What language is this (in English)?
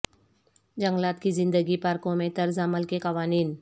Urdu